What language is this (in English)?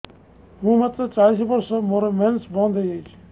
Odia